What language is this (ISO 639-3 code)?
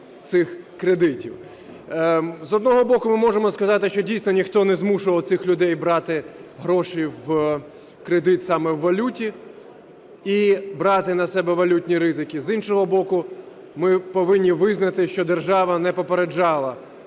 ukr